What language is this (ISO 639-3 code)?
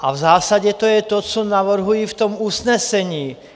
ces